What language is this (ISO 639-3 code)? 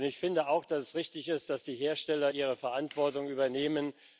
deu